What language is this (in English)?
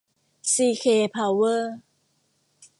Thai